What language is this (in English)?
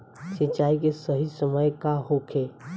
Bhojpuri